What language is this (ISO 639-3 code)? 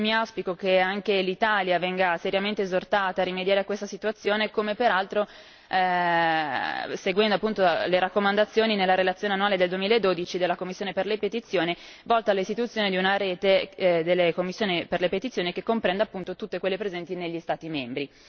ita